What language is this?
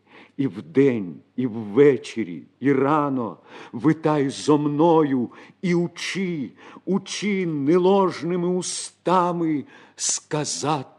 Ukrainian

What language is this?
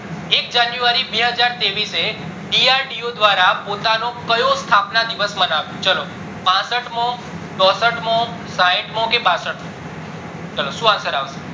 Gujarati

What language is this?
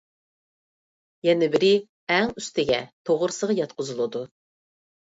Uyghur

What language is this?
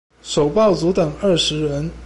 Chinese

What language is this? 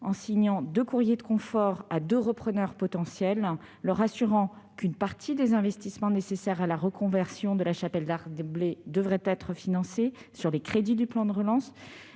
French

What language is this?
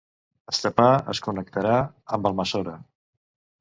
Catalan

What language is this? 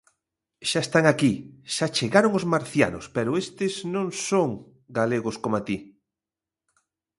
Galician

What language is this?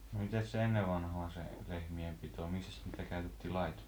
Finnish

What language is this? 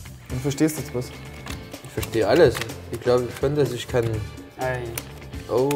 German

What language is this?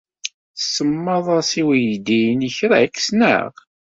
Kabyle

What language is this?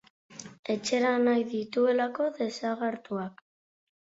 Basque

